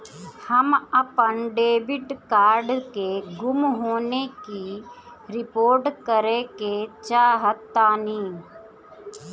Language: Bhojpuri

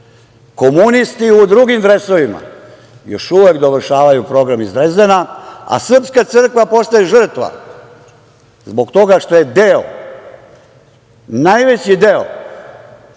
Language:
Serbian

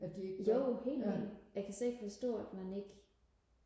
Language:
Danish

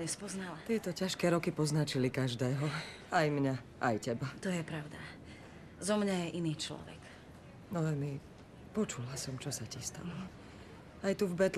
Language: Slovak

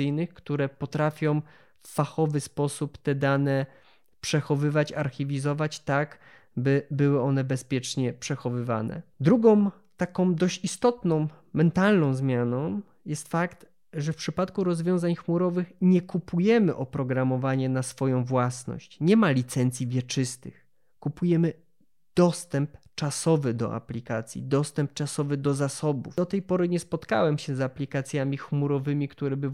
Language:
Polish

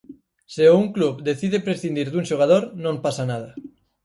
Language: Galician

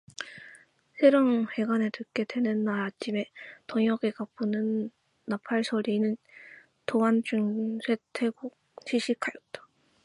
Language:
Korean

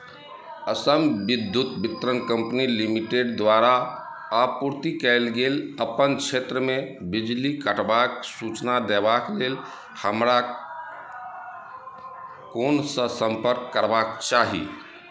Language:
Maithili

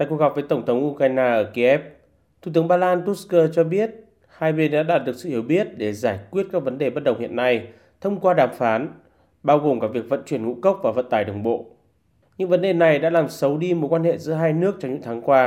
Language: Vietnamese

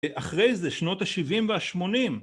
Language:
Hebrew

